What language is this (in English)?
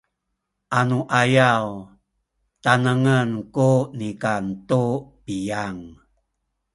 Sakizaya